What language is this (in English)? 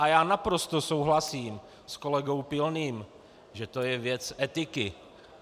Czech